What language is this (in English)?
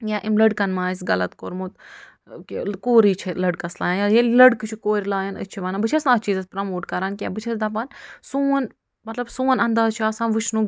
Kashmiri